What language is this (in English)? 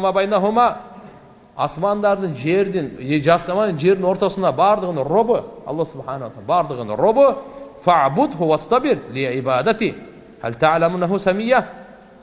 Turkish